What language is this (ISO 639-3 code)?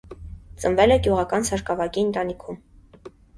hye